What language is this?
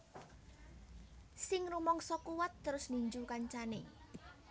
Javanese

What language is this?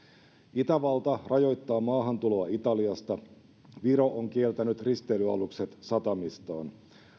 Finnish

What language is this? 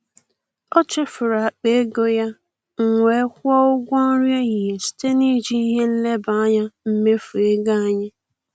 Igbo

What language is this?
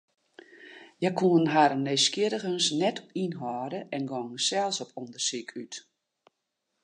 Western Frisian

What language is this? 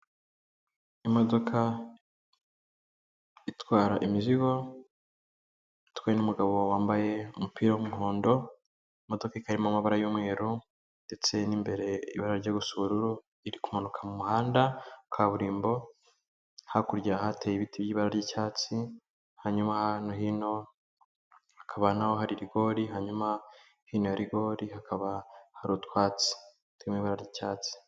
Kinyarwanda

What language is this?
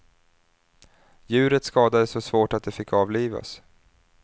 Swedish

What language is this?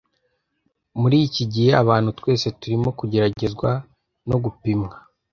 Kinyarwanda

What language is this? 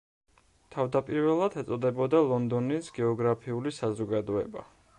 Georgian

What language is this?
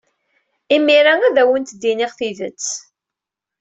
Kabyle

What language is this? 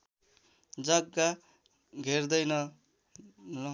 Nepali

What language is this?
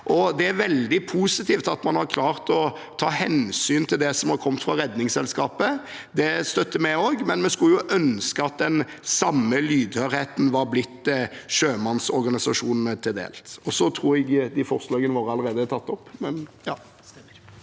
Norwegian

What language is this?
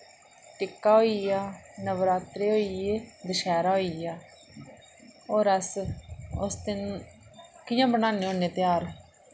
Dogri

